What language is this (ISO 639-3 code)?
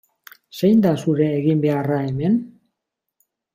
eus